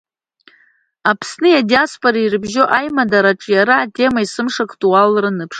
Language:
Abkhazian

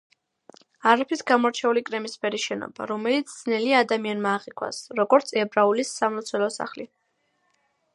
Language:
Georgian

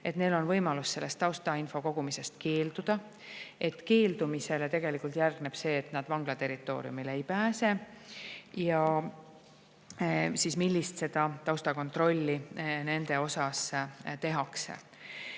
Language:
Estonian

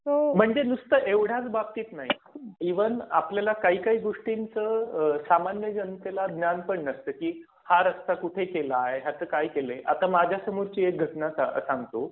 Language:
Marathi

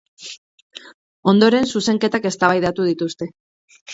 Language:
Basque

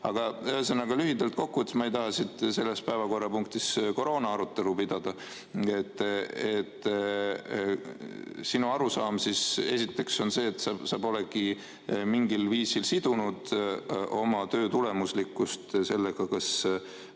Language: Estonian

